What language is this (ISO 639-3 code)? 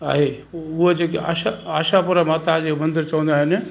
snd